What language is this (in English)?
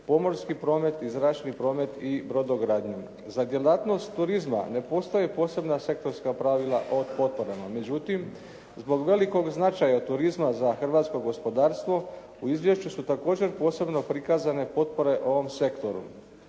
Croatian